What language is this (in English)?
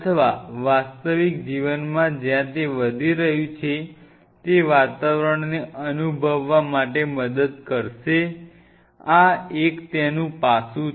Gujarati